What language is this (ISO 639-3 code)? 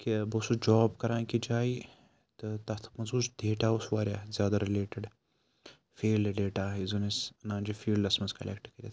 kas